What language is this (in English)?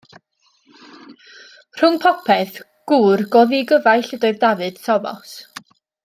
Welsh